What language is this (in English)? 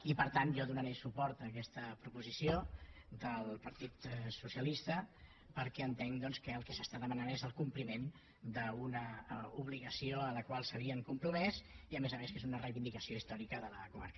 Catalan